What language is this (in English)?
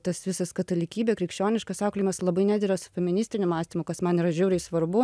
Lithuanian